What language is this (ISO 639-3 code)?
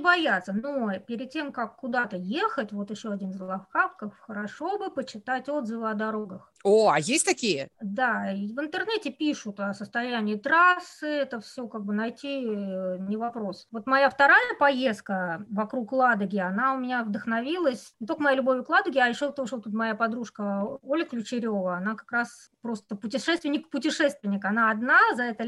rus